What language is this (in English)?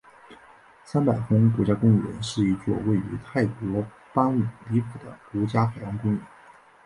Chinese